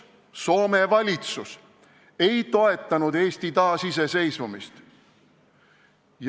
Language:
Estonian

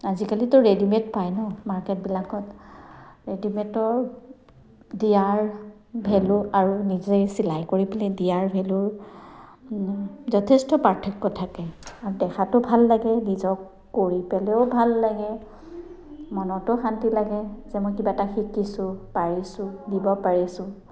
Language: Assamese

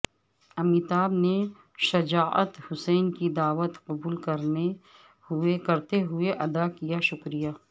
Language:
Urdu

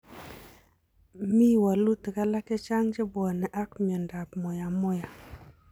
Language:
Kalenjin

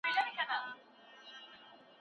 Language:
Pashto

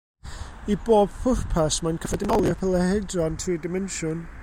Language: Welsh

